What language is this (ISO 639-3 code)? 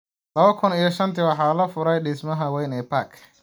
som